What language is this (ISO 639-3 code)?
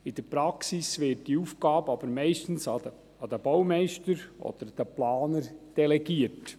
gsw